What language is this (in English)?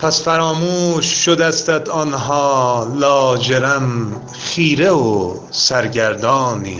Persian